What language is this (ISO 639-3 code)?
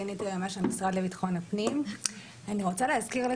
heb